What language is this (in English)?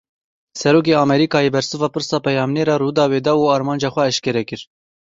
Kurdish